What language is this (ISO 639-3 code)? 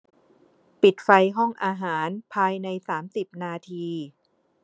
tha